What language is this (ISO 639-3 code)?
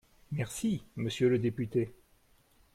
fra